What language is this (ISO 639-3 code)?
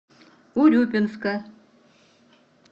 rus